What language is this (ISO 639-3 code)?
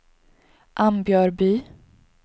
swe